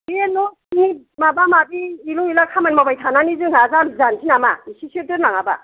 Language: Bodo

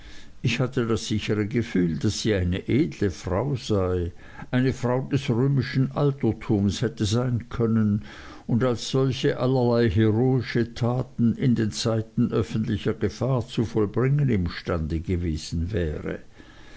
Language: German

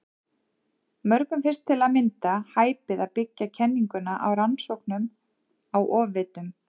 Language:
Icelandic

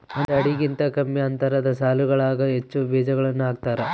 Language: Kannada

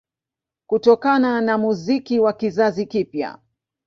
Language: Swahili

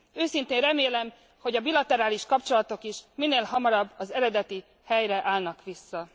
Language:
Hungarian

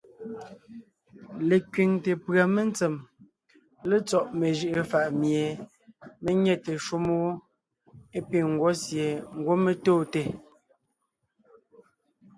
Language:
Ngiemboon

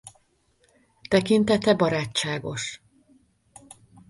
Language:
Hungarian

